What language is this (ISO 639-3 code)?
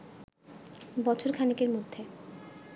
ben